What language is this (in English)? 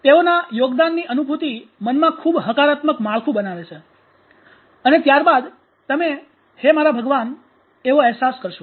Gujarati